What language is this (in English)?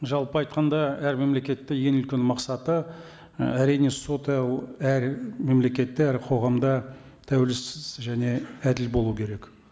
Kazakh